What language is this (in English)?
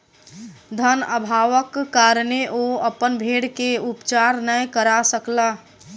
Maithili